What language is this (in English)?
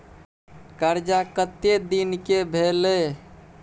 Maithili